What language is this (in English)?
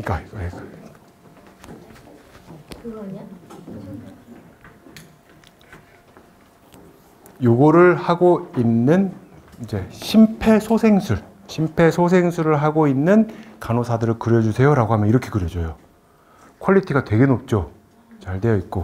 Korean